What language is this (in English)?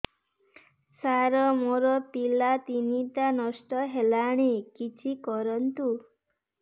Odia